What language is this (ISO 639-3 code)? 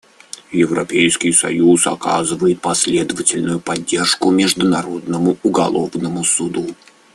rus